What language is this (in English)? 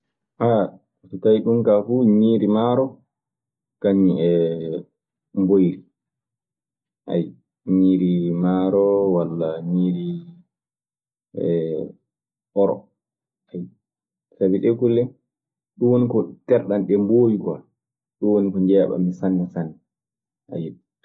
Maasina Fulfulde